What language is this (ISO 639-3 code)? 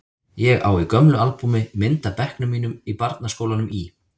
isl